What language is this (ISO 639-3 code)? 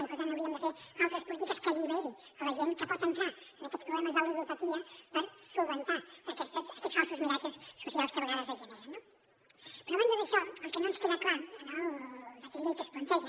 cat